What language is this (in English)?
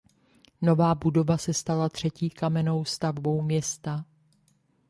Czech